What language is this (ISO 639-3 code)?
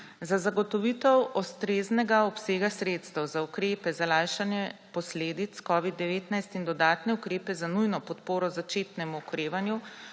slv